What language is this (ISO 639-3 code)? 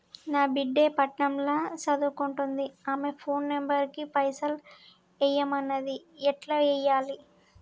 tel